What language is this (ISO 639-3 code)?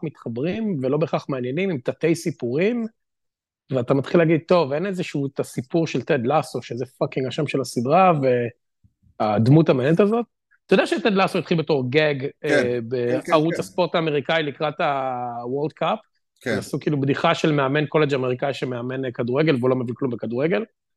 heb